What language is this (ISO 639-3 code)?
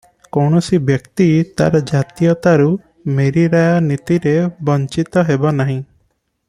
ori